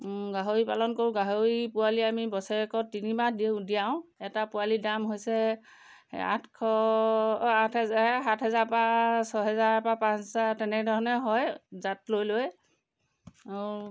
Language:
Assamese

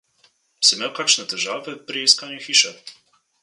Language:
Slovenian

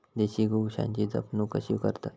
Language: Marathi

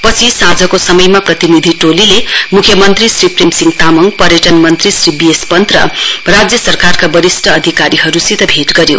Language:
Nepali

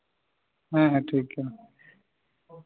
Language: Santali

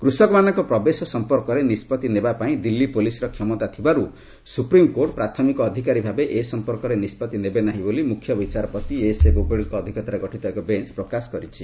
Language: Odia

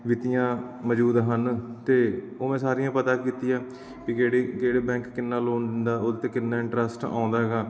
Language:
Punjabi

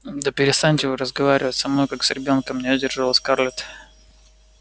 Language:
Russian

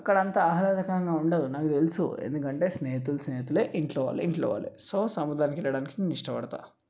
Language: Telugu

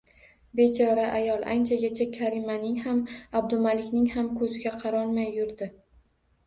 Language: Uzbek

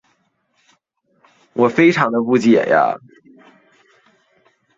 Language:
Chinese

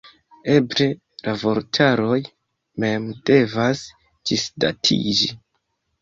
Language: Esperanto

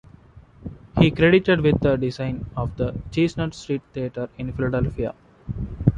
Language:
English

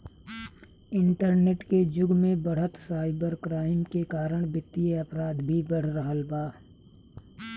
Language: Bhojpuri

